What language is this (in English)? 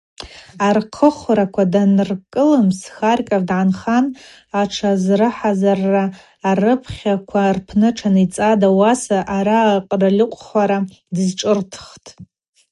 Abaza